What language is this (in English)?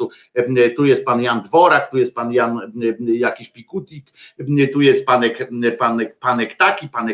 Polish